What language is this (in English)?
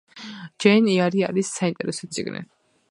Georgian